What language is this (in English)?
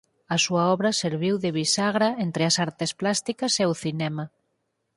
Galician